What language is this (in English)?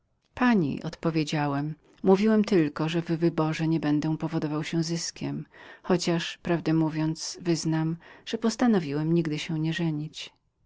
Polish